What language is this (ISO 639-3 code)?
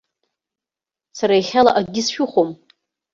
abk